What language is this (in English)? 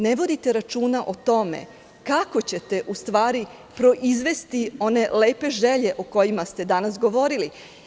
Serbian